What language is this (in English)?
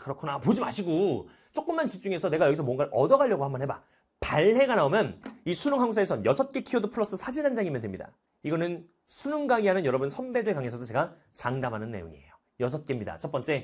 Korean